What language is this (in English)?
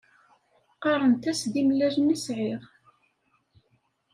Kabyle